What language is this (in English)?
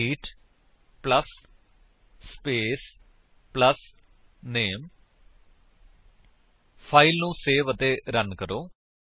Punjabi